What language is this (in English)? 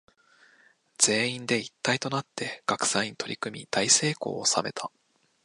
Japanese